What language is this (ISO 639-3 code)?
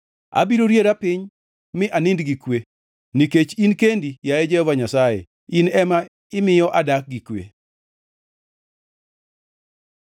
luo